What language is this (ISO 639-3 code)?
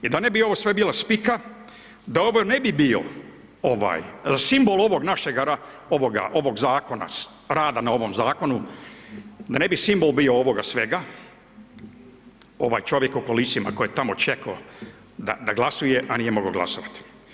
hrv